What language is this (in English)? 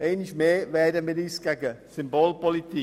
Swiss German